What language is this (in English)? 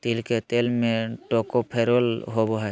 Magahi